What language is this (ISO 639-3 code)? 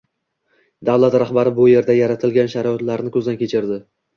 uzb